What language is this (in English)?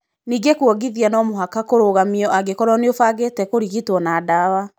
Kikuyu